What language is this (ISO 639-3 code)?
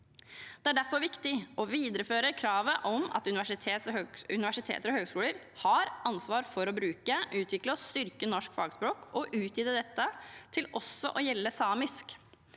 nor